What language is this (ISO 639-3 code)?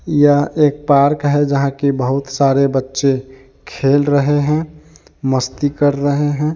hin